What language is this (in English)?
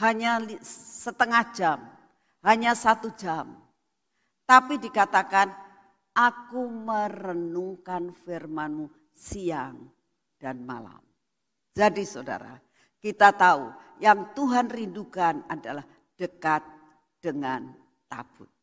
Indonesian